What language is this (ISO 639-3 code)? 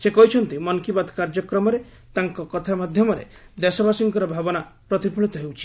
ori